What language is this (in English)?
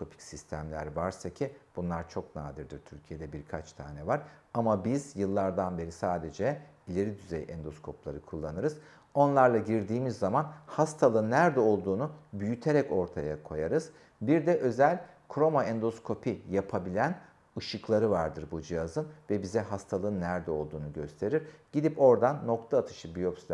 Turkish